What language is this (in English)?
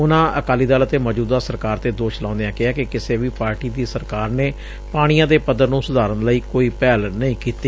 Punjabi